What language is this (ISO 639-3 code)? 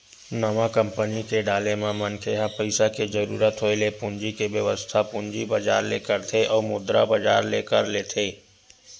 hne